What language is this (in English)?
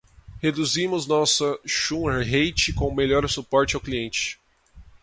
Portuguese